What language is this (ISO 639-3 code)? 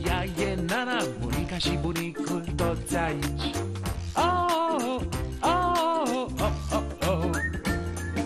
ron